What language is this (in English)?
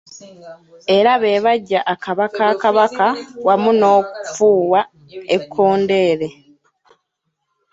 Ganda